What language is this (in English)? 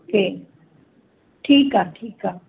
Sindhi